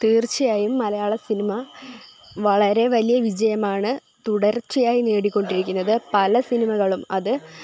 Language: Malayalam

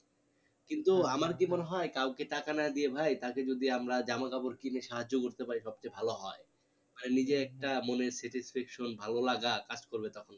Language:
Bangla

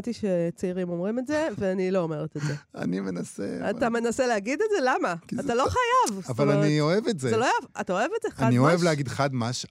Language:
Hebrew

